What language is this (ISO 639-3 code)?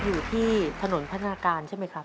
tha